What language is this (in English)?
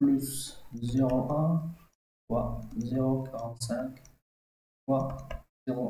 French